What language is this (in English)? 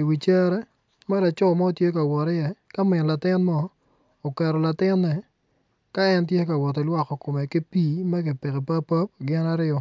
Acoli